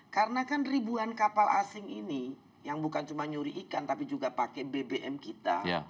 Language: Indonesian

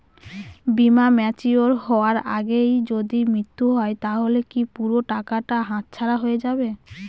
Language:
Bangla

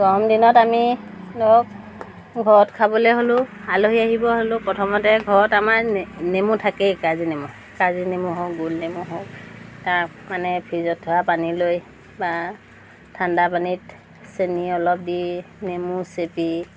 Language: Assamese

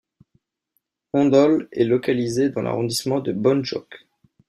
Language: French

